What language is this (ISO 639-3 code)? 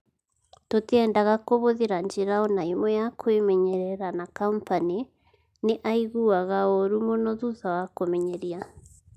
kik